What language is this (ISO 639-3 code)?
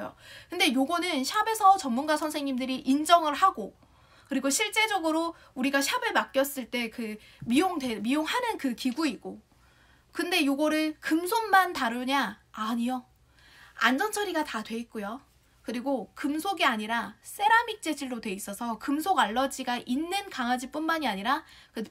kor